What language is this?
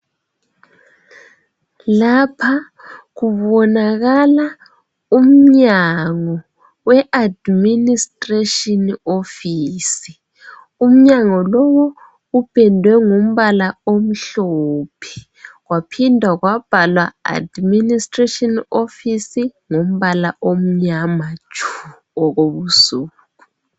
North Ndebele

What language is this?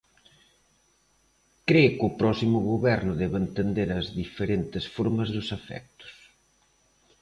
Galician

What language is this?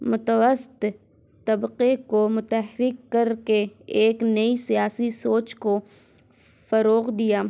Urdu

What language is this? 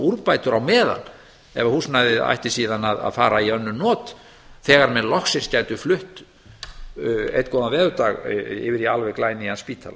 Icelandic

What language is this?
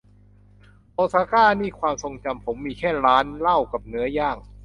Thai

